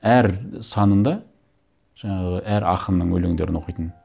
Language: Kazakh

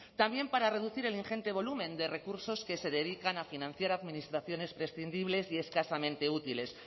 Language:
Spanish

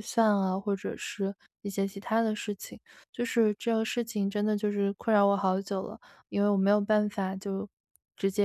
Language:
Chinese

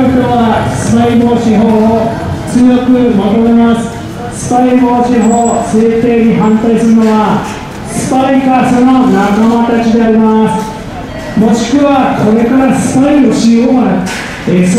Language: Japanese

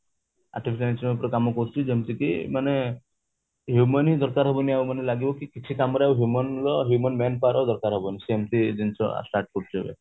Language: Odia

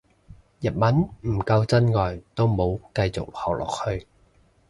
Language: Cantonese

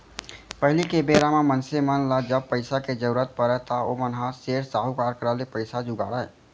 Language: Chhattisgarhi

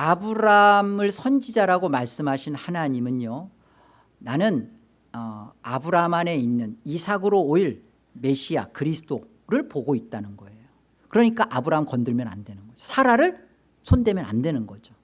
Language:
Korean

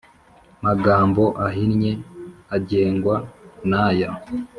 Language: Kinyarwanda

